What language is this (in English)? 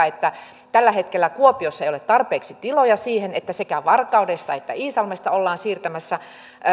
Finnish